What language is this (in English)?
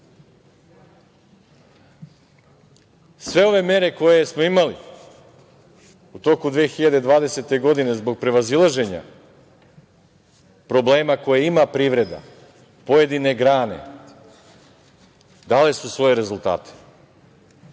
Serbian